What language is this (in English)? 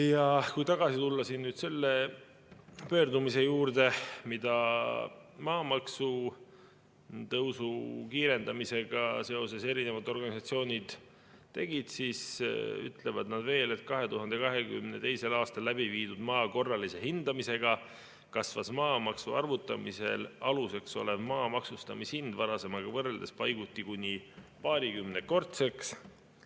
Estonian